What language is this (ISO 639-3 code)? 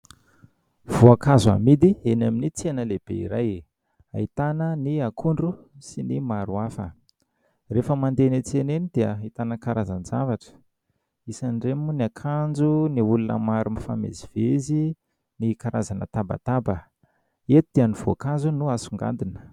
mlg